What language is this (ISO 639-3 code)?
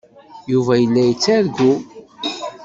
kab